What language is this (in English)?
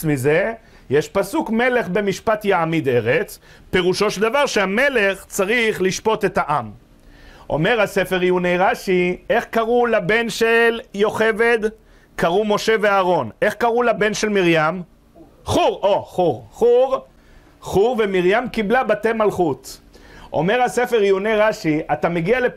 Hebrew